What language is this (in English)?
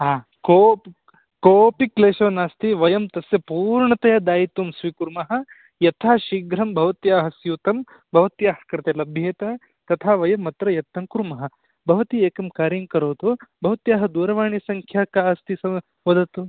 Sanskrit